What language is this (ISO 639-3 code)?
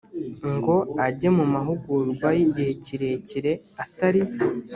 kin